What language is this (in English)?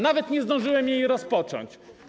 Polish